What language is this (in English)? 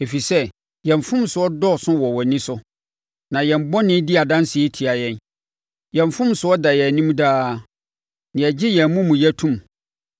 Akan